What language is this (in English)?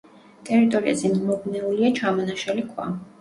Georgian